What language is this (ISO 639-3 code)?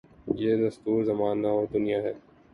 urd